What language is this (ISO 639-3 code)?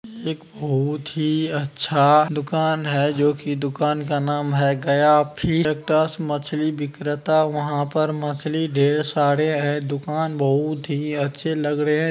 mag